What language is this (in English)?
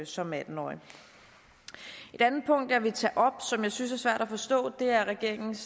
Danish